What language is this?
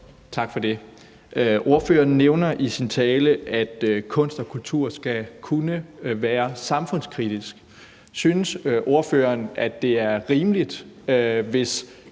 Danish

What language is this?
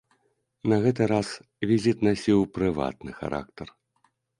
Belarusian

